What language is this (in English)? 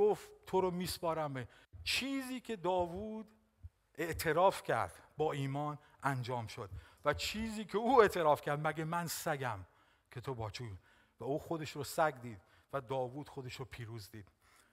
Persian